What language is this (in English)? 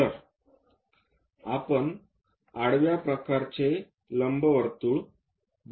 Marathi